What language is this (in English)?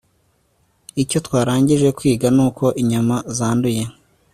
Kinyarwanda